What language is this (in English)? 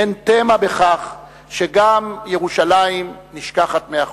Hebrew